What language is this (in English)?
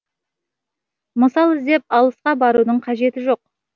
Kazakh